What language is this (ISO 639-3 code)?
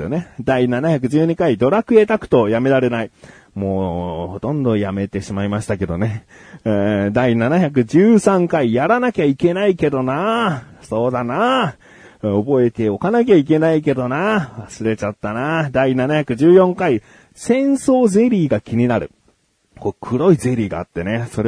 jpn